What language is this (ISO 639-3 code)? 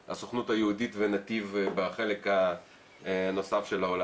heb